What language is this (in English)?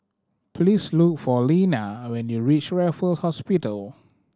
English